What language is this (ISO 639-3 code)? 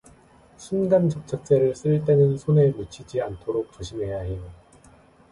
kor